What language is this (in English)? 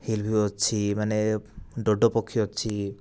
Odia